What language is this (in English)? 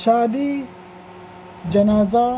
Urdu